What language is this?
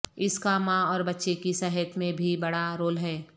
Urdu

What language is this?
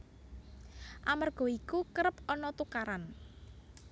Javanese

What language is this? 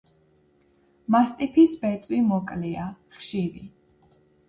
Georgian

